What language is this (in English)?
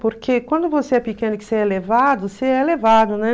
Portuguese